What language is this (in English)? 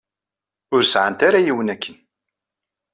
Kabyle